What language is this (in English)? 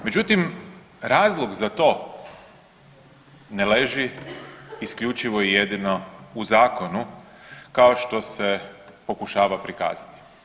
Croatian